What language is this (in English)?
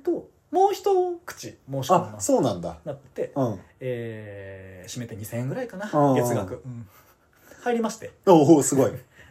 Japanese